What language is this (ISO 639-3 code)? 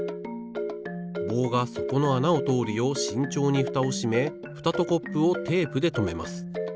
jpn